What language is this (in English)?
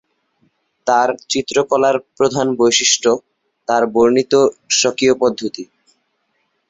Bangla